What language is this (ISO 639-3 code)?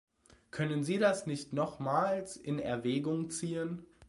deu